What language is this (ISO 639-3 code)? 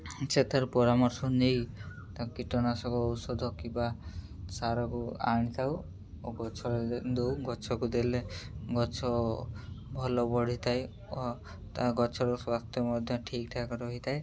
ori